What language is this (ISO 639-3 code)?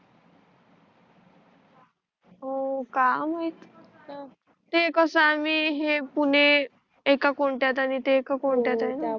mar